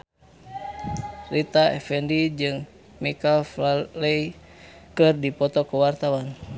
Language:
Sundanese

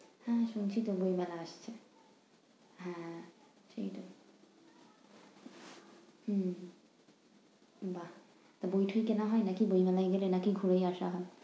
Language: Bangla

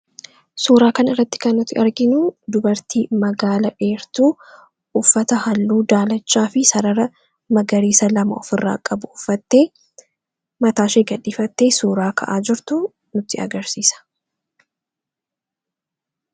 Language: Oromo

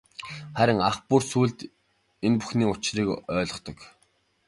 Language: Mongolian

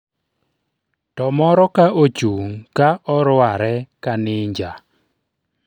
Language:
Luo (Kenya and Tanzania)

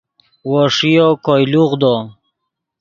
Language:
Yidgha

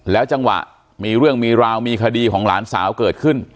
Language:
Thai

